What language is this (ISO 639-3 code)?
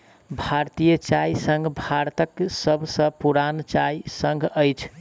mai